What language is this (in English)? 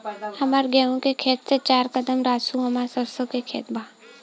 Bhojpuri